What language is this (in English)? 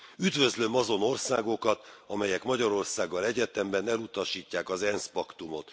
Hungarian